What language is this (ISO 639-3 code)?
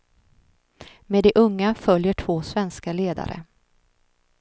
swe